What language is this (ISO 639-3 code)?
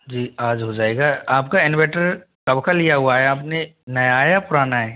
hin